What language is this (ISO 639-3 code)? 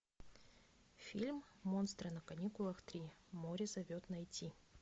rus